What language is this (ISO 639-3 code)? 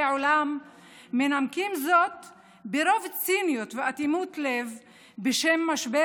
heb